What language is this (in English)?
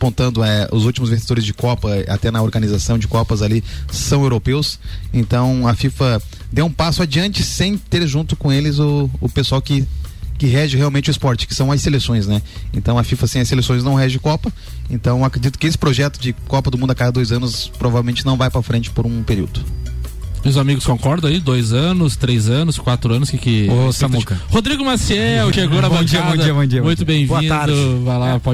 Portuguese